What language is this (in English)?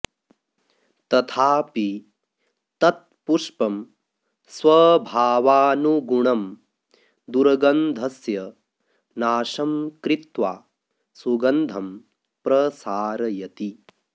Sanskrit